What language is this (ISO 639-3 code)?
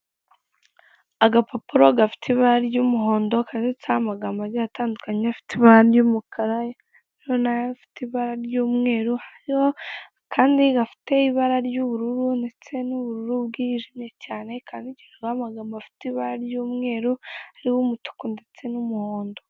kin